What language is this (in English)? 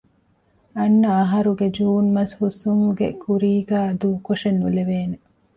Divehi